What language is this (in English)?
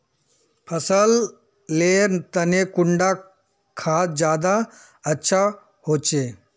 Magahi